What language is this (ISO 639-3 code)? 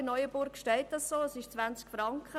gsw